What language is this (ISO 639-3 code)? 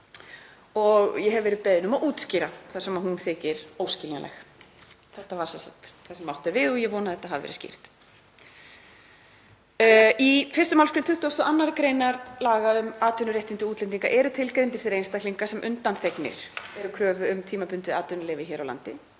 isl